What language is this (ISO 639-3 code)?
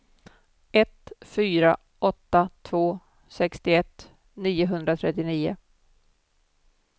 swe